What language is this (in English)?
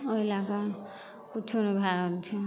Maithili